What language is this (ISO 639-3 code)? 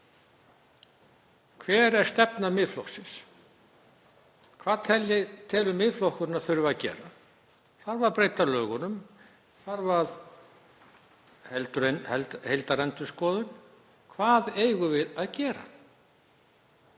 isl